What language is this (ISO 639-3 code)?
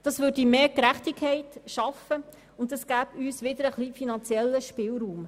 gsw